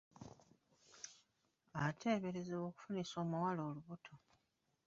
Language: Ganda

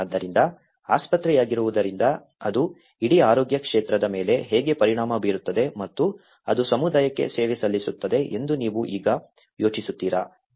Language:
Kannada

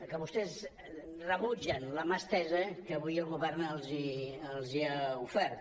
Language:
Catalan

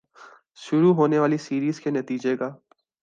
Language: Urdu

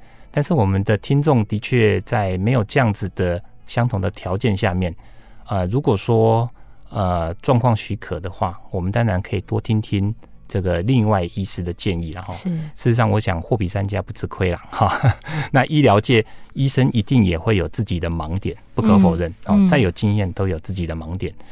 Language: Chinese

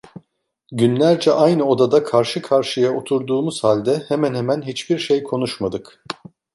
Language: Turkish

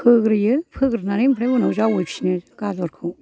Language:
Bodo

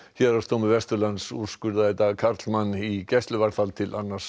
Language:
Icelandic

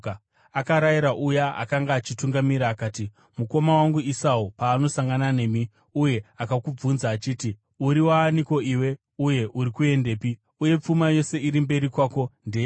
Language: Shona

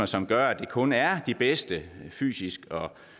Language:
Danish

